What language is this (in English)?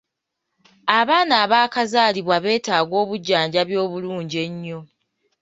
Ganda